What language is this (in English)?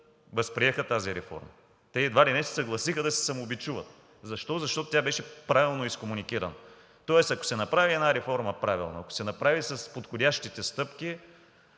Bulgarian